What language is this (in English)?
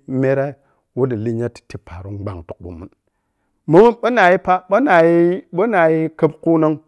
Piya-Kwonci